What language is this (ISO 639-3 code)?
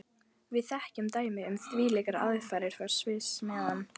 isl